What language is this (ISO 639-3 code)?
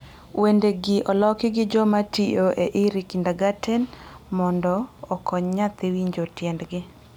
luo